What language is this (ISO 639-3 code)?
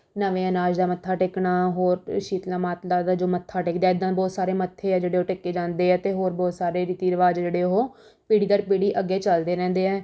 pan